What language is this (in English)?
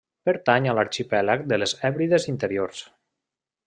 Catalan